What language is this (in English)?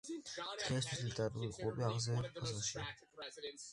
Georgian